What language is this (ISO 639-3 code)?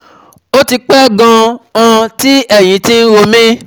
yor